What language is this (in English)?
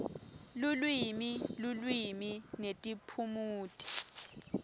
Swati